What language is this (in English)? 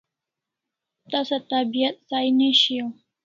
Kalasha